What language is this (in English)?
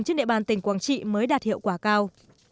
Vietnamese